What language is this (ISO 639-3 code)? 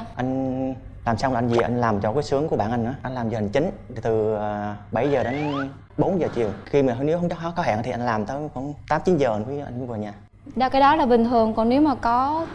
vie